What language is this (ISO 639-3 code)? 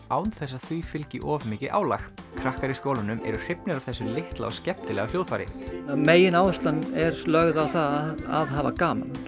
isl